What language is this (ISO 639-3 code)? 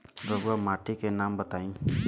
bho